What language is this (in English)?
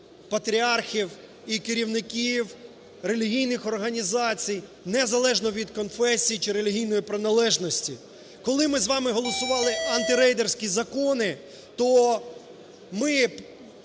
Ukrainian